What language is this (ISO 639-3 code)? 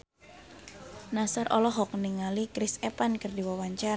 sun